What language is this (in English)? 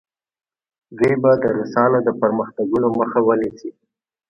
Pashto